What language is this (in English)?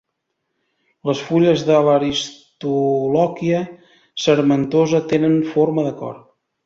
Catalan